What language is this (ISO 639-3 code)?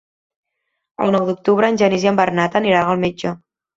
cat